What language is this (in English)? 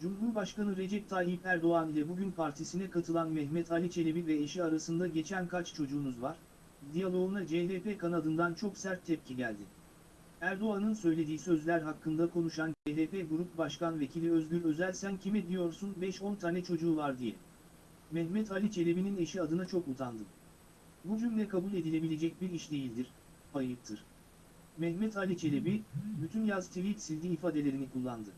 Turkish